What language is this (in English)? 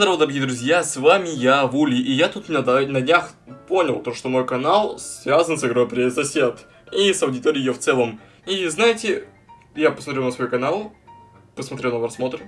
Russian